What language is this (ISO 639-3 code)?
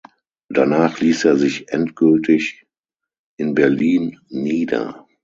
deu